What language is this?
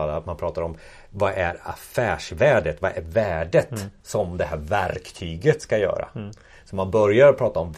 Swedish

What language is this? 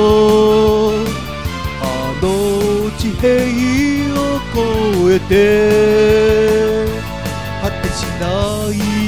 Japanese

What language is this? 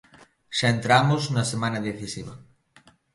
Galician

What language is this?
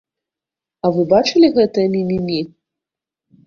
Belarusian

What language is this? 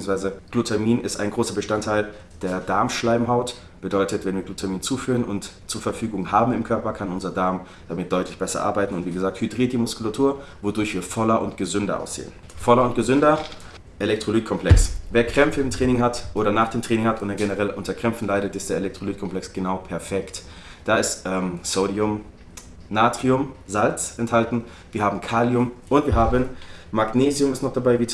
German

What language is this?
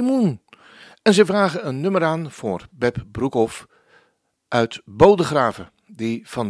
Dutch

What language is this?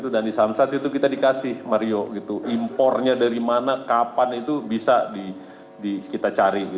Indonesian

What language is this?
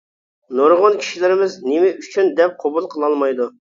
Uyghur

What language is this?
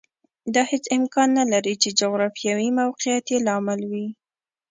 Pashto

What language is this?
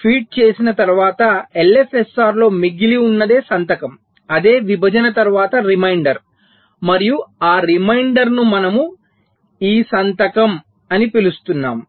Telugu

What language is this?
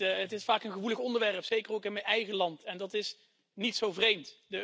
Dutch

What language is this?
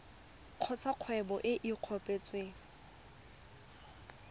Tswana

